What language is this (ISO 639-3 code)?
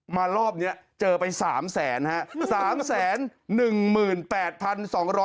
tha